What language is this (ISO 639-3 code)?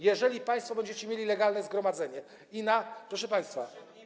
pol